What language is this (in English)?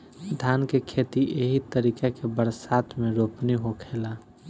Bhojpuri